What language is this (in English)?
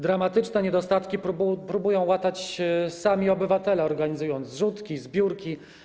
Polish